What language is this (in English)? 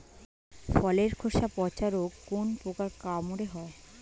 Bangla